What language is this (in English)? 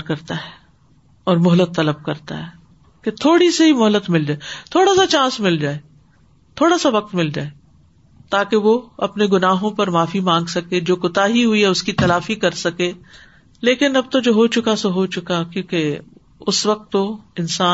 Urdu